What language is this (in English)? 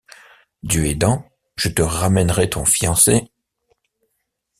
French